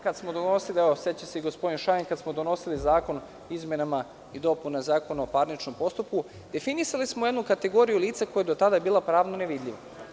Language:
Serbian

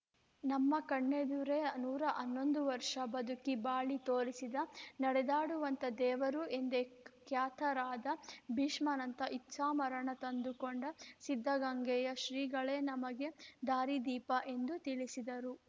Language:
Kannada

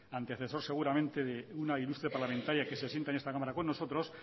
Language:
Spanish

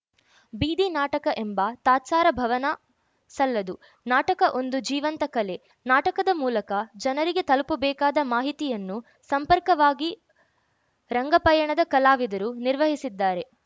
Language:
Kannada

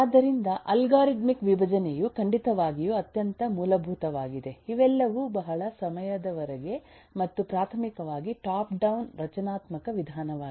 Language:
Kannada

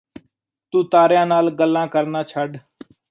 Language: Punjabi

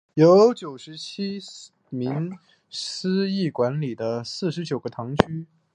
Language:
Chinese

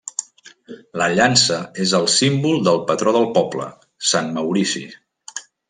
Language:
Catalan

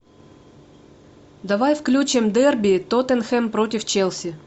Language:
Russian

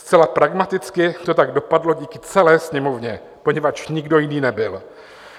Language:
Czech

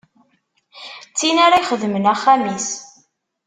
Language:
Kabyle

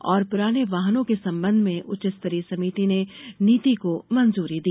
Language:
Hindi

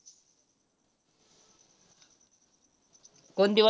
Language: Marathi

